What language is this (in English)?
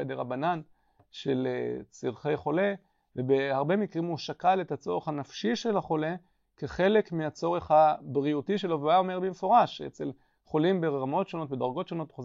Hebrew